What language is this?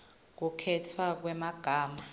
Swati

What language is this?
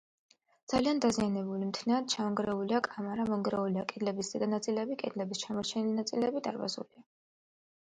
Georgian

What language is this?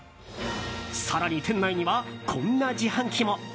Japanese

